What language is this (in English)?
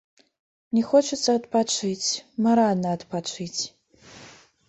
Belarusian